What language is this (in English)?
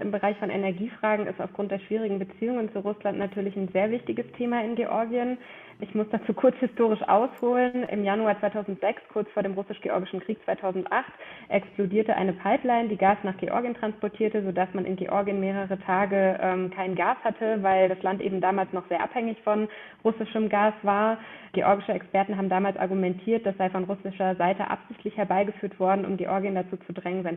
German